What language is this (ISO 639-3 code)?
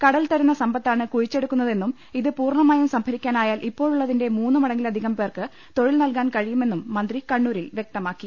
mal